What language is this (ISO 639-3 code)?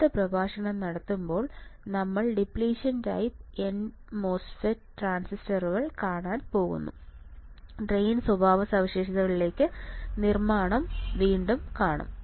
mal